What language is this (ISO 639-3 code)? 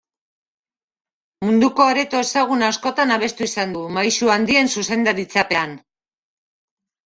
eus